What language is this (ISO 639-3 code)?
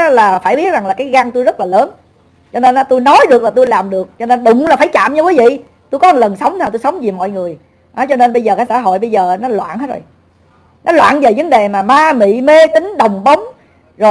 vie